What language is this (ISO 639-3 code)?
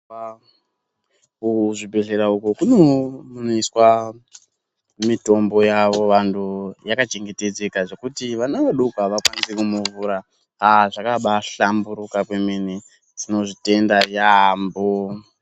ndc